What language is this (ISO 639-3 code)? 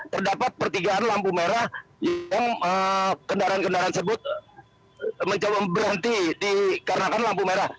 ind